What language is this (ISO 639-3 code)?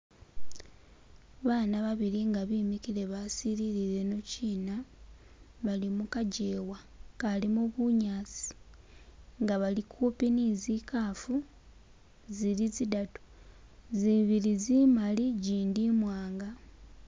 myx